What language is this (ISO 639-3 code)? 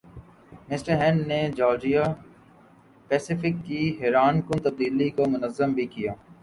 urd